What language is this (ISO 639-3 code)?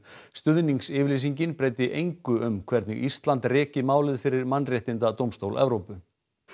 isl